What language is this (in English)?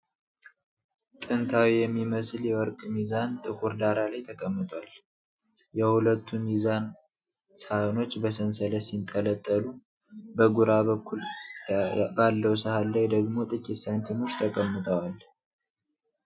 Amharic